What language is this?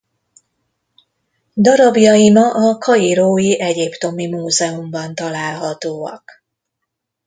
Hungarian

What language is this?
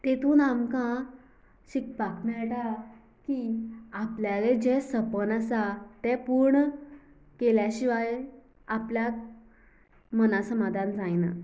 Konkani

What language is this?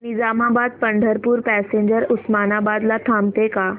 Marathi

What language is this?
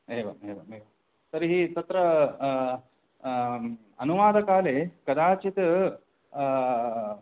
Sanskrit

